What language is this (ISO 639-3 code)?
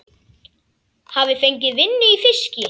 isl